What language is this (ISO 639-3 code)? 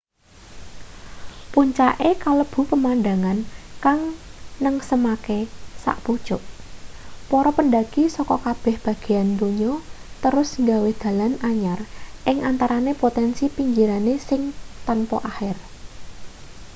jav